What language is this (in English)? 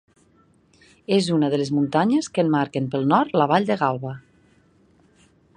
Catalan